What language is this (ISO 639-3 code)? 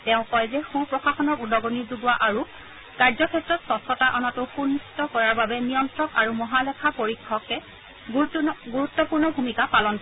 asm